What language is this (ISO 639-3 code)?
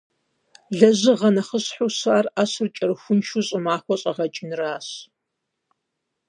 kbd